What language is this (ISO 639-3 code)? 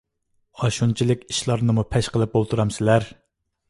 uig